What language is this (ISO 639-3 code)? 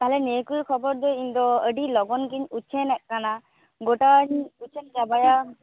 sat